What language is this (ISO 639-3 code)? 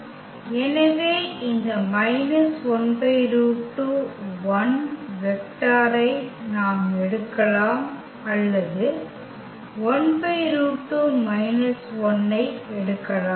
tam